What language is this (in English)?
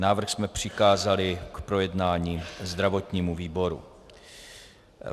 Czech